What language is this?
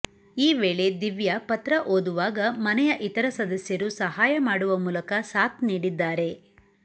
Kannada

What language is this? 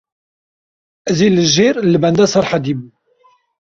Kurdish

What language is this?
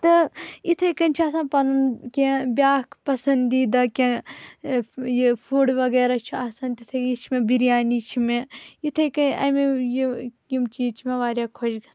Kashmiri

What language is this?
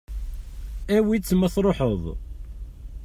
Kabyle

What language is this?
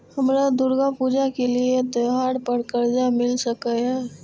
Maithili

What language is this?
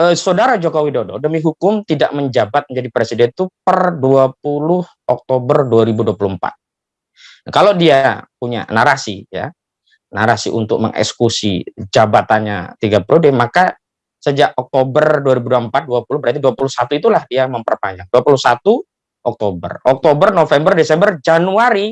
Indonesian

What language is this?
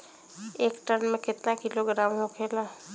Bhojpuri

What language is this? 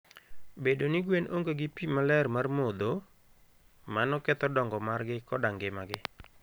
Luo (Kenya and Tanzania)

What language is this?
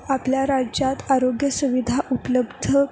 Marathi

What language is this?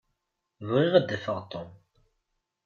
Kabyle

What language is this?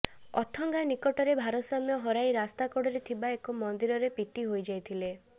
Odia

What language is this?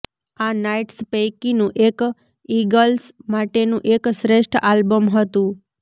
Gujarati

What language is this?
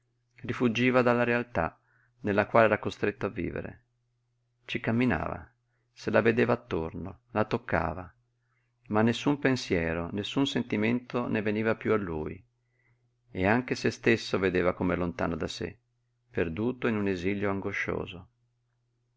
Italian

